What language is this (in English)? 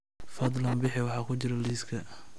Somali